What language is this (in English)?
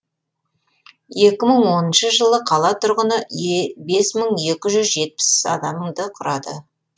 Kazakh